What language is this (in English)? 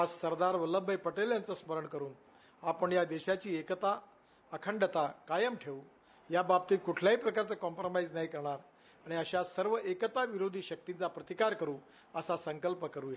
Marathi